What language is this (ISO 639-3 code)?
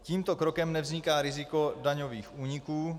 ces